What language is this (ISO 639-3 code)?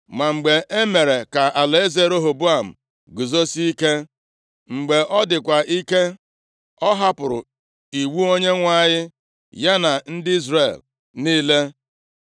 ibo